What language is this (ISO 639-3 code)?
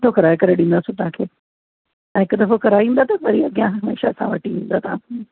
snd